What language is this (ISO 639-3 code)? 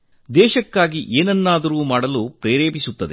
kan